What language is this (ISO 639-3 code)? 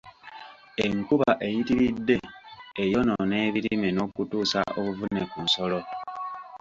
lug